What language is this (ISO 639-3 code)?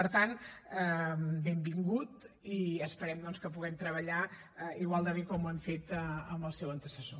cat